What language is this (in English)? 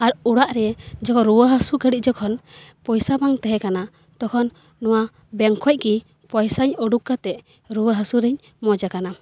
Santali